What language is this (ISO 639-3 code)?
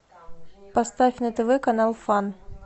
rus